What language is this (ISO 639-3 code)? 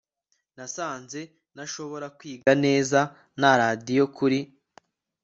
kin